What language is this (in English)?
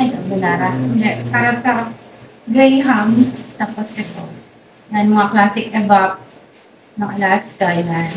Filipino